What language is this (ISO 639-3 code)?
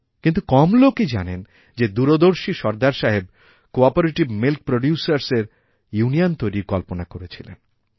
ben